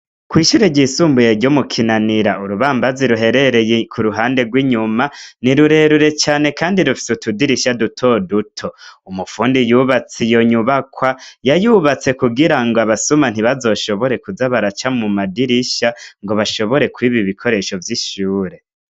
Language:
Rundi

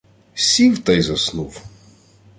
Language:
Ukrainian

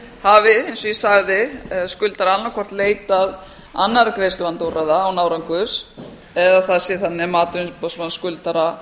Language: Icelandic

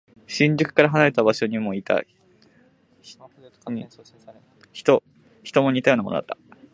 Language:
Japanese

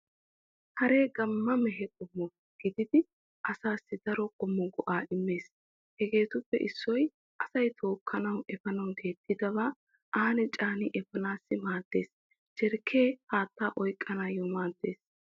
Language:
Wolaytta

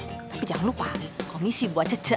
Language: Indonesian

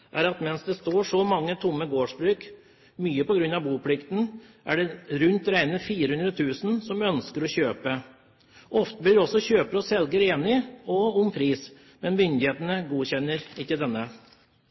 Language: Norwegian Bokmål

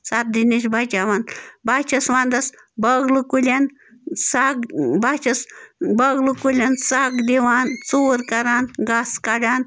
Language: Kashmiri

